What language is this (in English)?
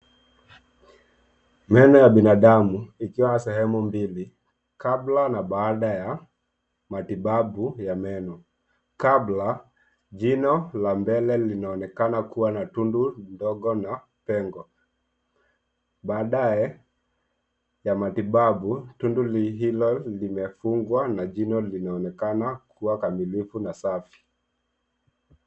Swahili